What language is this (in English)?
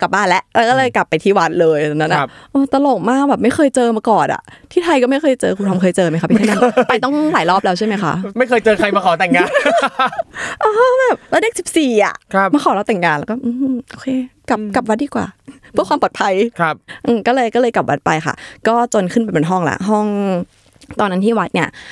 Thai